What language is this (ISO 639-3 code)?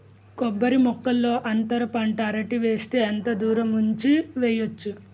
tel